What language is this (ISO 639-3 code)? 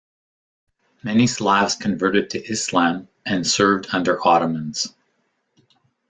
eng